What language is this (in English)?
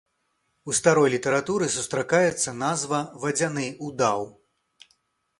Belarusian